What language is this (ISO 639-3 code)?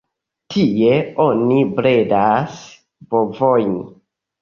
epo